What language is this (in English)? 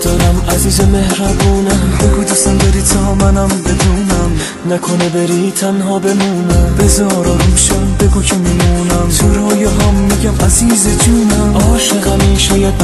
Persian